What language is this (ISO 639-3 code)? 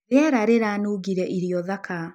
kik